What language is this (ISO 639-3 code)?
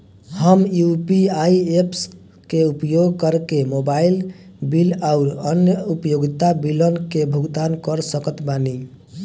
bho